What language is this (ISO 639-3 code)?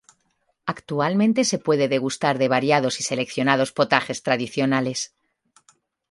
spa